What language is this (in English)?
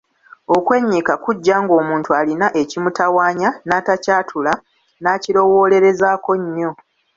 Ganda